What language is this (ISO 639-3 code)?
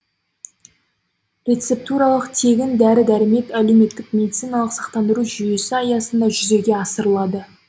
kaz